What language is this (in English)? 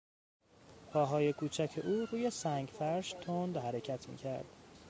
Persian